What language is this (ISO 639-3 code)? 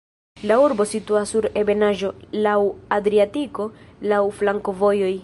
epo